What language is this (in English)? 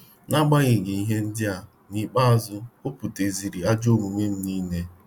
Igbo